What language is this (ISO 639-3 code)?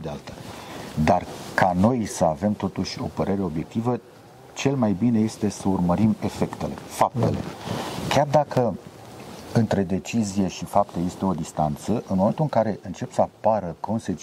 ron